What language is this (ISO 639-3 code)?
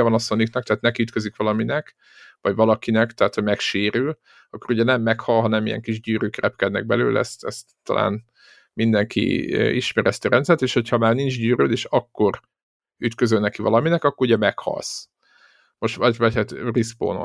hun